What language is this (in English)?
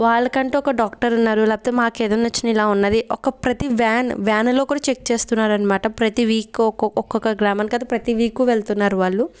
Telugu